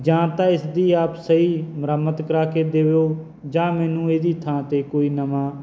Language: Punjabi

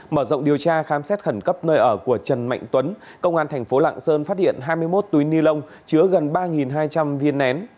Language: Vietnamese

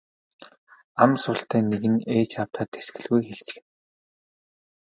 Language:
Mongolian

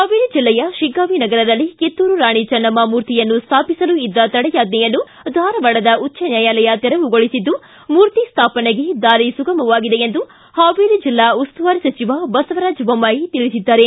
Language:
Kannada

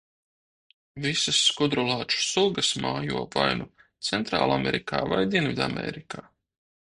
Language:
Latvian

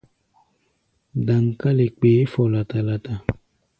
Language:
Gbaya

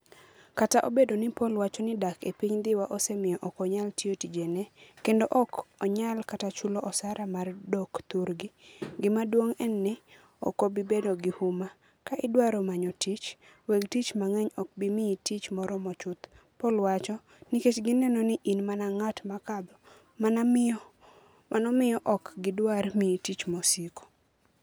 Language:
Luo (Kenya and Tanzania)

